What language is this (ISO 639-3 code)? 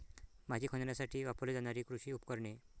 mar